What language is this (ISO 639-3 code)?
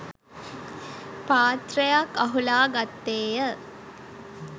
sin